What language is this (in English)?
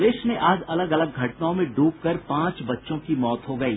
Hindi